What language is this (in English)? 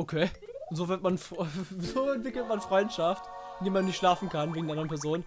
German